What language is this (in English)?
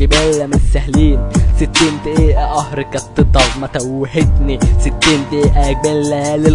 Arabic